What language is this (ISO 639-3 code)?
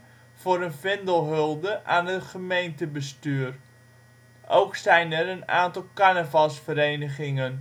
nld